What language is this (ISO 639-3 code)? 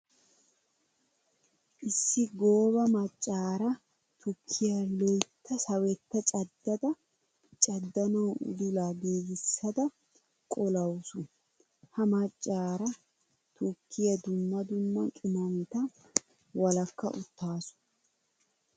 wal